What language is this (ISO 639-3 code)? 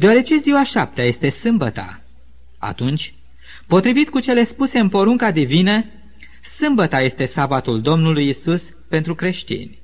ron